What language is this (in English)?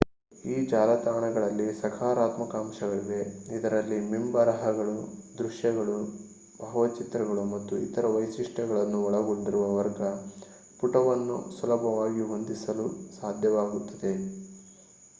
Kannada